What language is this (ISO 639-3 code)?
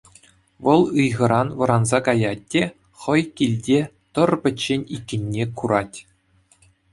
chv